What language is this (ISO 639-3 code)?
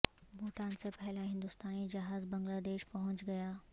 urd